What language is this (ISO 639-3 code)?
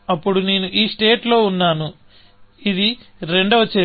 tel